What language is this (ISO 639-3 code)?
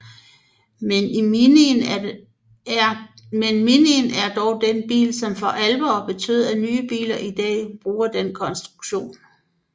dan